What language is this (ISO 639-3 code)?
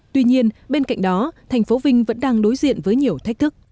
vie